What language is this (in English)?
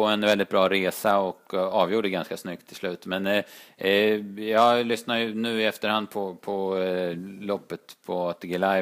Swedish